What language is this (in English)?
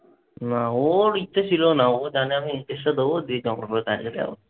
Bangla